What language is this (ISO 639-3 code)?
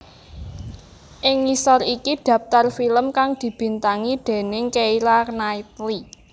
jav